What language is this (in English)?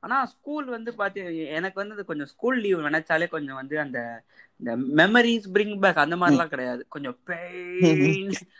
Tamil